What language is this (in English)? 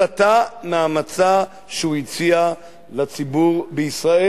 Hebrew